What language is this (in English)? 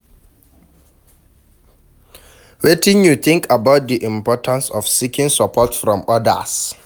Nigerian Pidgin